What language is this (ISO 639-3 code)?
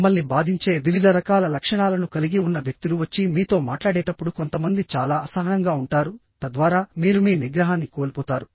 tel